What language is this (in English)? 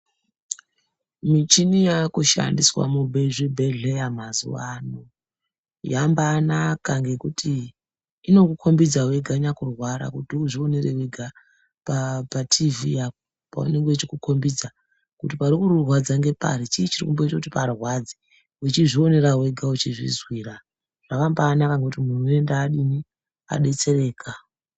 Ndau